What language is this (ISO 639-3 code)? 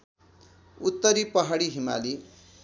nep